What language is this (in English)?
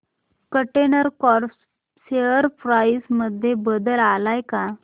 Marathi